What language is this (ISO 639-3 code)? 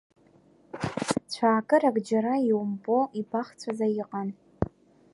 abk